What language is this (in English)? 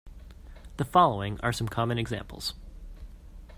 English